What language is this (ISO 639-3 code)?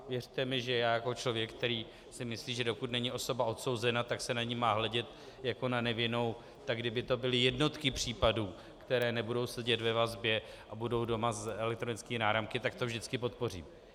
ces